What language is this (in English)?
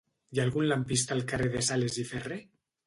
Catalan